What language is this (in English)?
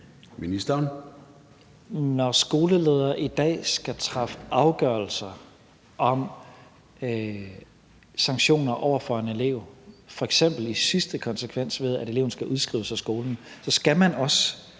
Danish